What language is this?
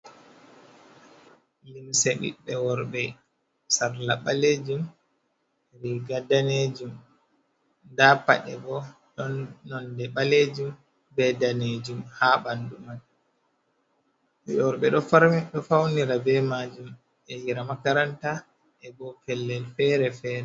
Fula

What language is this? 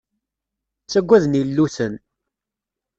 Kabyle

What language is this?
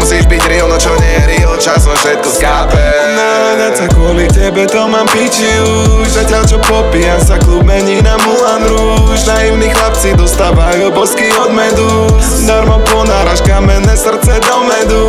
Polish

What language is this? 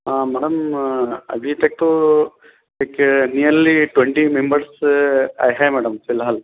Urdu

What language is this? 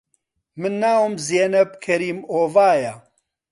Central Kurdish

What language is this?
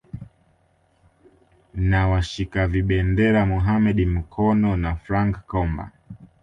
Swahili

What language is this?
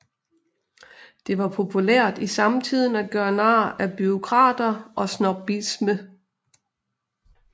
Danish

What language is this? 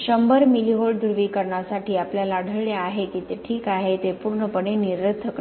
Marathi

